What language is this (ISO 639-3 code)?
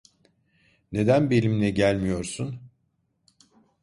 tur